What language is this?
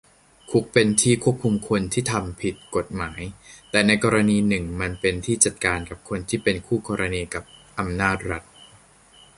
Thai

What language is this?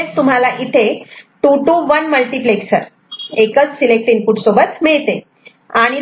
Marathi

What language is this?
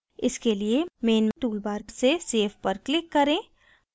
Hindi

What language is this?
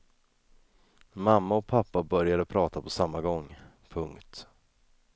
Swedish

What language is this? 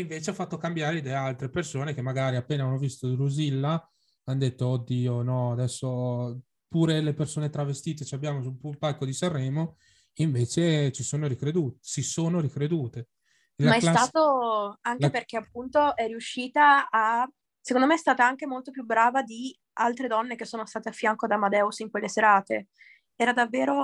Italian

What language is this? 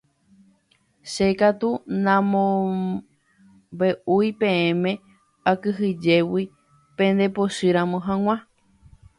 Guarani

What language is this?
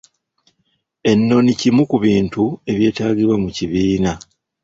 Ganda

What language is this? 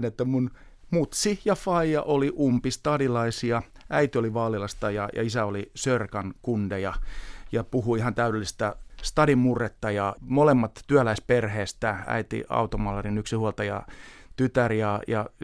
Finnish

